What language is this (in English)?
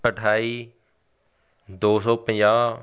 Punjabi